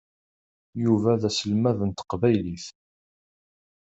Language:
Kabyle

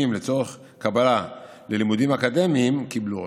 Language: Hebrew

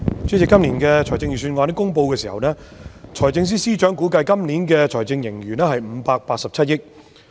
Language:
Cantonese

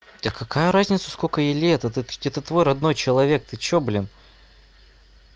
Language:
Russian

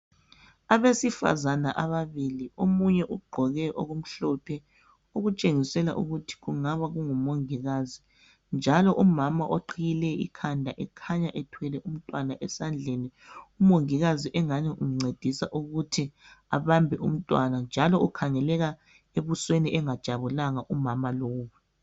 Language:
North Ndebele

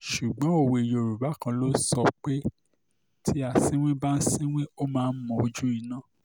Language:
Yoruba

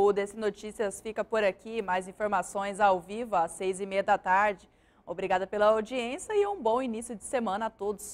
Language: Portuguese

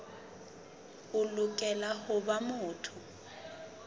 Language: Southern Sotho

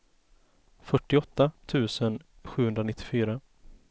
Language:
Swedish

